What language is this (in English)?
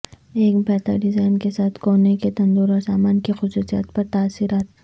Urdu